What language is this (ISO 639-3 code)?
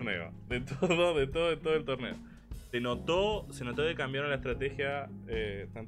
spa